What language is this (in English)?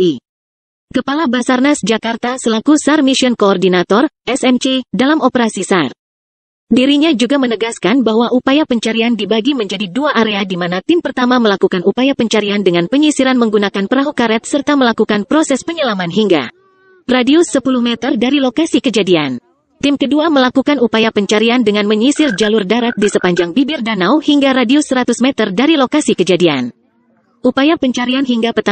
Indonesian